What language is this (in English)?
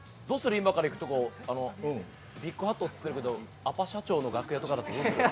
Japanese